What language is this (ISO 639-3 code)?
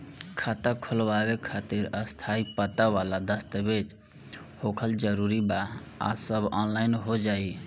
bho